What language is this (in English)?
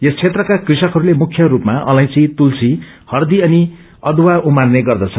Nepali